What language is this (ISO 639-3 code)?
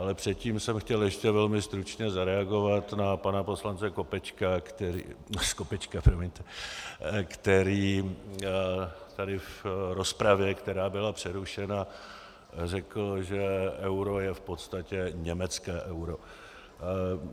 ces